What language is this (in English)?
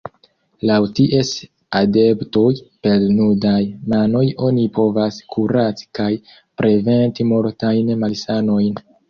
Esperanto